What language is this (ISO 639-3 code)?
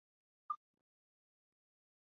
zho